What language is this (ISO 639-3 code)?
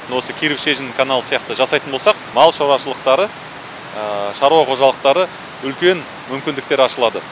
kaz